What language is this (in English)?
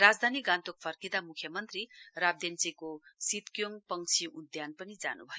Nepali